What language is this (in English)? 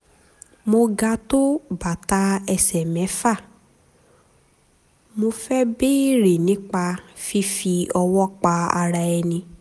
Yoruba